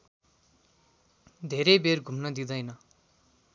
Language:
Nepali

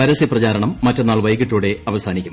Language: Malayalam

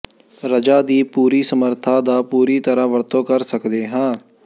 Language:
Punjabi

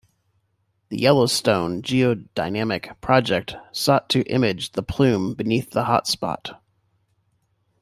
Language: English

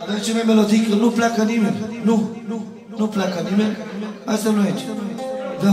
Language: Romanian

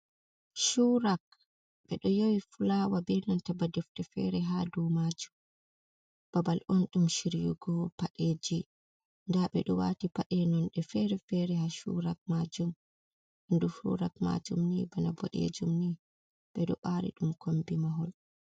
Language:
Fula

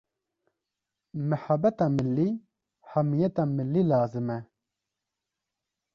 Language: Kurdish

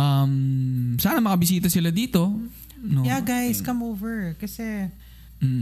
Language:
Filipino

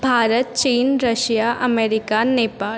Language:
Marathi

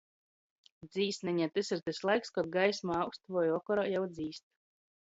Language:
Latgalian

